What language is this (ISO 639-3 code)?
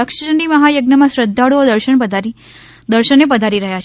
guj